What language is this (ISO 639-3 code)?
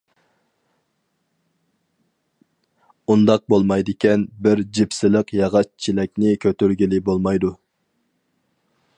uig